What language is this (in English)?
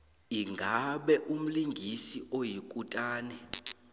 South Ndebele